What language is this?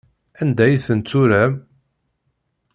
Kabyle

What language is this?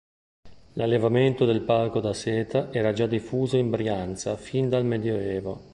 Italian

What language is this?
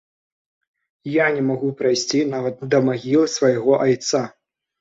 Belarusian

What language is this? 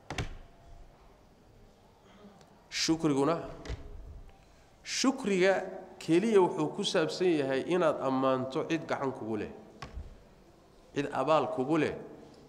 Arabic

